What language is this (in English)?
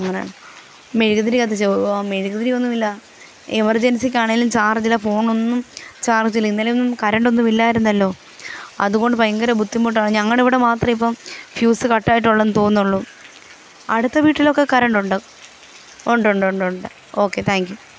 Malayalam